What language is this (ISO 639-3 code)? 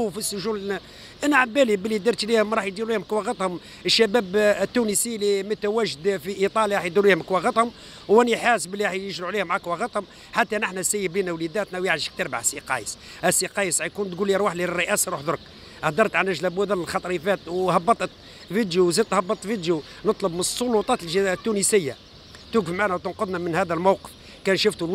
ara